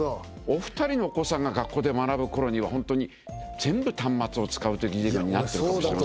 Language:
Japanese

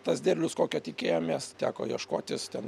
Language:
Lithuanian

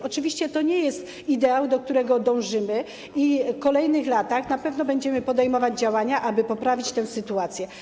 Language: Polish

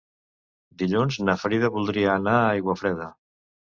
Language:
Catalan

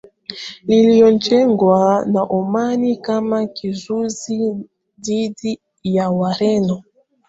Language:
Swahili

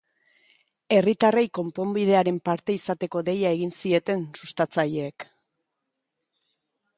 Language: Basque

